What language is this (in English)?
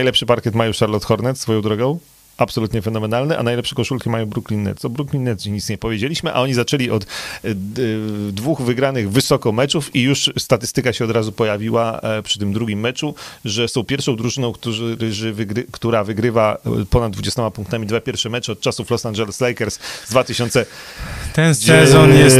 Polish